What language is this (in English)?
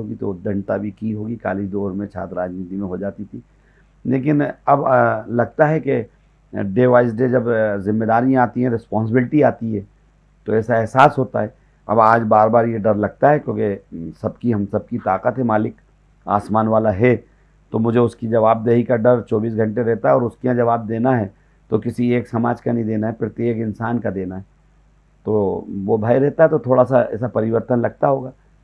Hindi